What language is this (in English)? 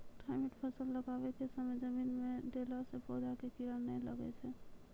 Maithili